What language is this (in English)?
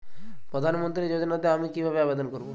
Bangla